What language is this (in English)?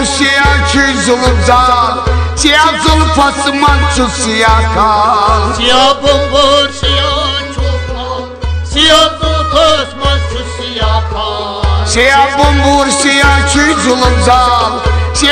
Romanian